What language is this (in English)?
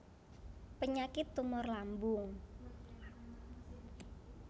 Javanese